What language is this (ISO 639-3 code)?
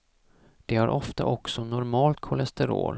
swe